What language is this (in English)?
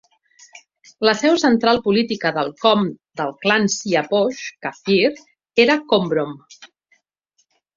Catalan